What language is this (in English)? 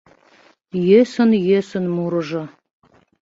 Mari